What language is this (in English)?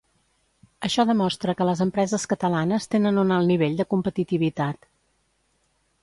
Catalan